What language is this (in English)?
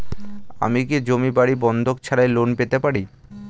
Bangla